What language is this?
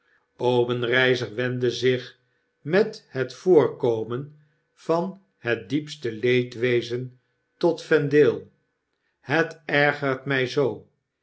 Dutch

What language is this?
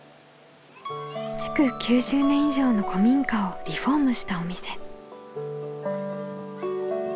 Japanese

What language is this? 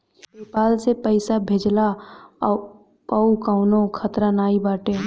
Bhojpuri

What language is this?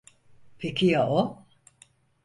Turkish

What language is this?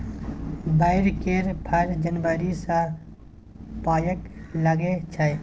Maithili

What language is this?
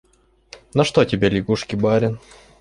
Russian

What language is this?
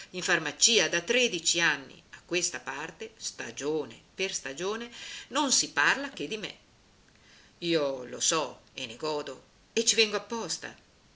Italian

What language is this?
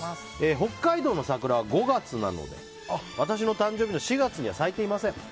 Japanese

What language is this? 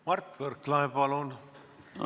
Estonian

